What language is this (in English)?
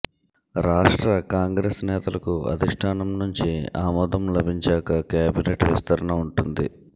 Telugu